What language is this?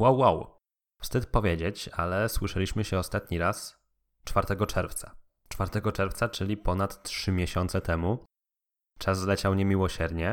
Polish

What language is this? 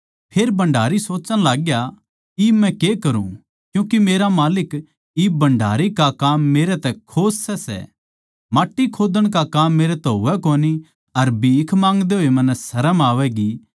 Haryanvi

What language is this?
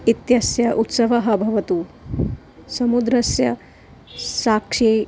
Sanskrit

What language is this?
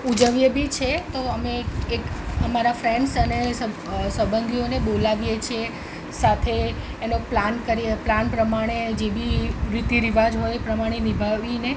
Gujarati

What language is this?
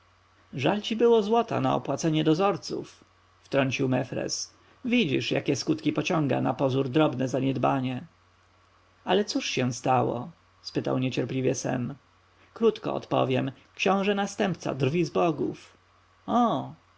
Polish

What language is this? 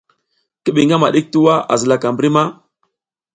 South Giziga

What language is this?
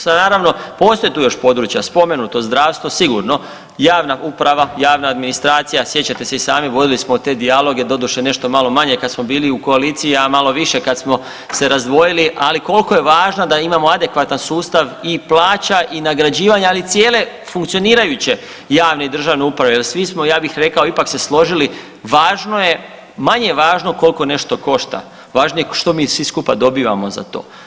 Croatian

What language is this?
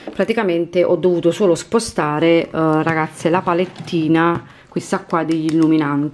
Italian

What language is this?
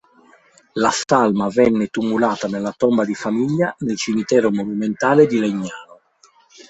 Italian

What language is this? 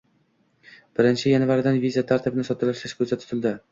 Uzbek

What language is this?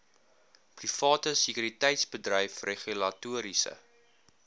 Afrikaans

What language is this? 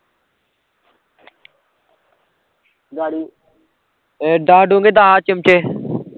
Punjabi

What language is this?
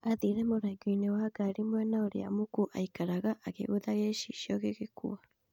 Kikuyu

